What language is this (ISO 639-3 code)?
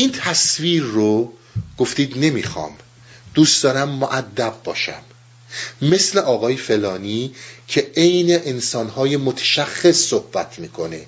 fas